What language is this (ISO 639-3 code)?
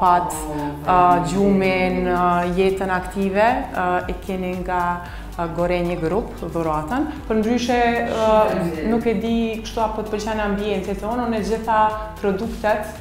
ron